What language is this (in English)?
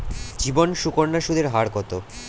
Bangla